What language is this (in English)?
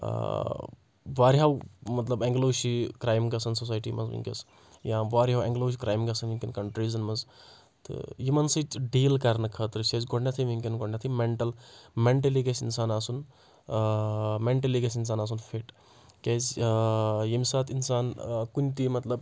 Kashmiri